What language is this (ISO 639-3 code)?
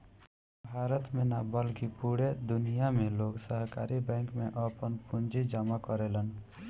bho